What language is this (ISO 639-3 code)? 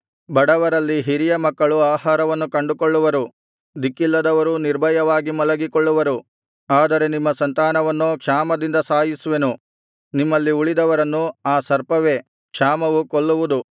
kan